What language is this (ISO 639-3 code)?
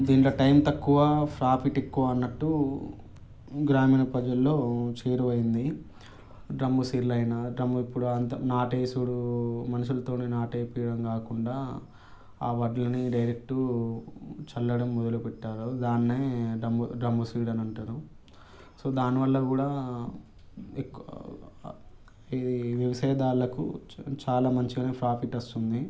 tel